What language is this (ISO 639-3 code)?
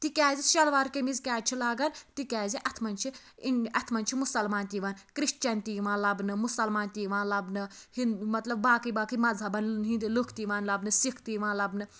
kas